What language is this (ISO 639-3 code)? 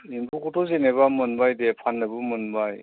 brx